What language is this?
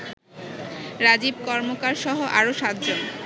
Bangla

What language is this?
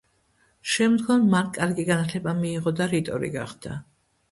Georgian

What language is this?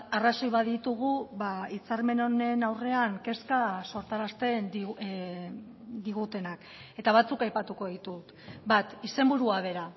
Basque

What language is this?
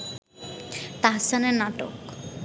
Bangla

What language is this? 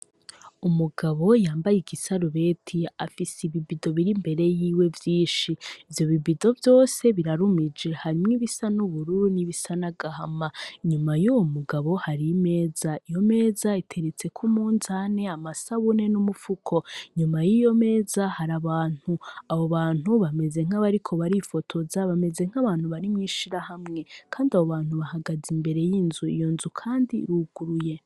Rundi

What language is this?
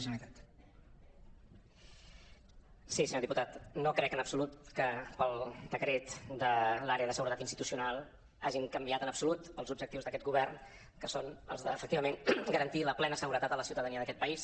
Catalan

